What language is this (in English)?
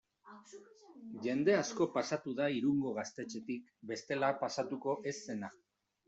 Basque